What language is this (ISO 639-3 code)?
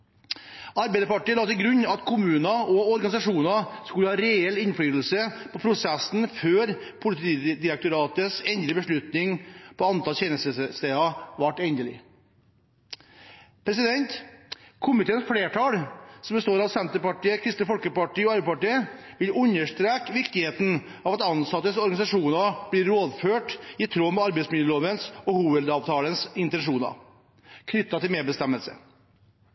nob